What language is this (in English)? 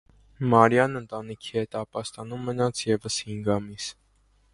Armenian